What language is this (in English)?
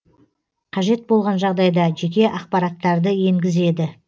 Kazakh